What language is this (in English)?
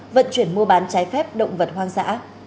Vietnamese